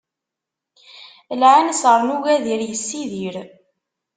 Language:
Kabyle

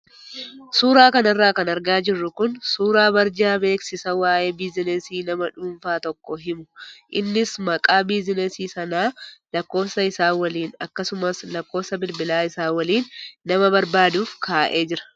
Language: Oromo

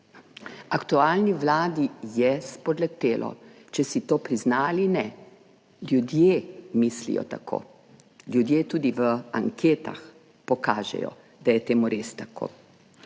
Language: Slovenian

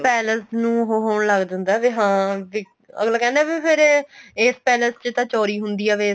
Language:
Punjabi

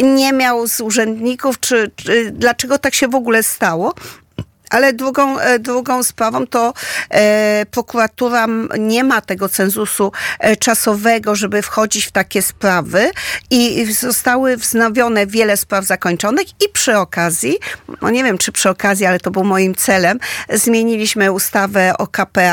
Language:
Polish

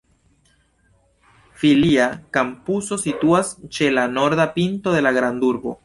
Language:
Esperanto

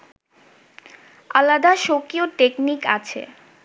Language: Bangla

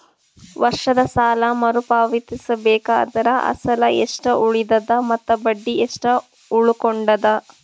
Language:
Kannada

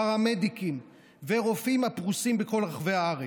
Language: Hebrew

